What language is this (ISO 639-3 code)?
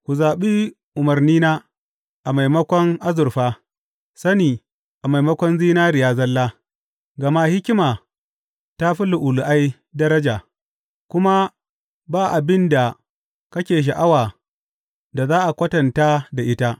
hau